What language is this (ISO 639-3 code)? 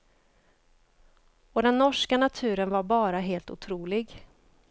swe